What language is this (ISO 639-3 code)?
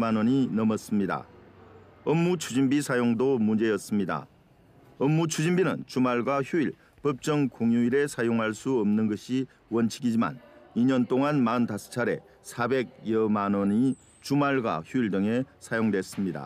kor